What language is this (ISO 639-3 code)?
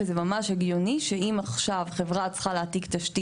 heb